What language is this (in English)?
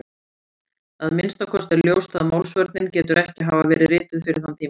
Icelandic